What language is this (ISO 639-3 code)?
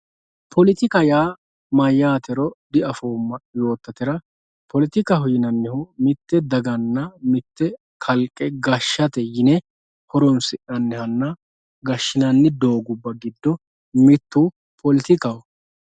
sid